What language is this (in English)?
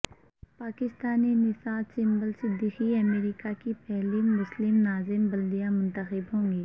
Urdu